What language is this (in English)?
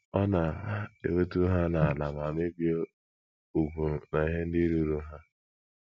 Igbo